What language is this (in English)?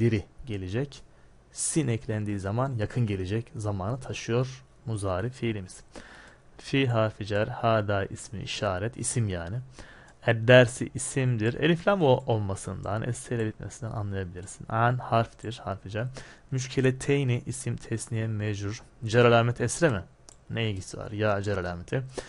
Turkish